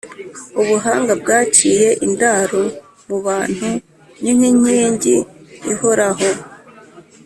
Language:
Kinyarwanda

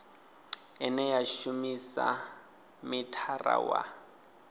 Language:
Venda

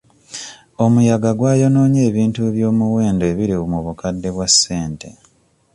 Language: Ganda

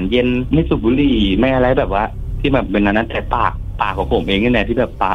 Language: Thai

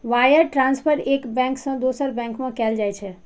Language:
Maithili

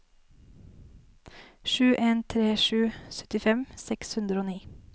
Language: Norwegian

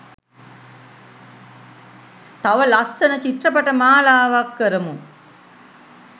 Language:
Sinhala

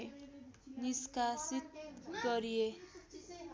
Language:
Nepali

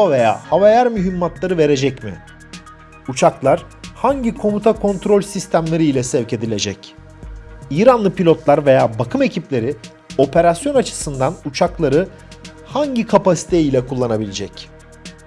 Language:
Turkish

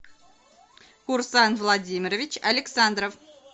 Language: Russian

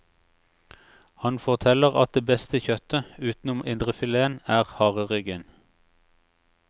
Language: Norwegian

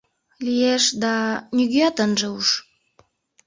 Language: Mari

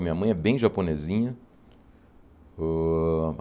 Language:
Portuguese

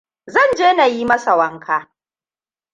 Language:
Hausa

